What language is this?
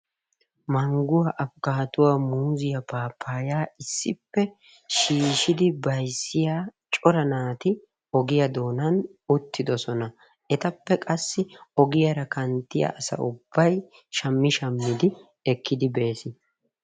Wolaytta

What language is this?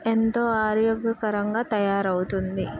Telugu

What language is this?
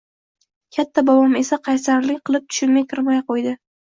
Uzbek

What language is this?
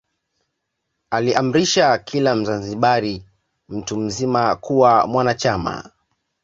Swahili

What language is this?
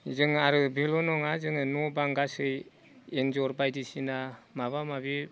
Bodo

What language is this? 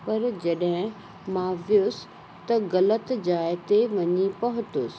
Sindhi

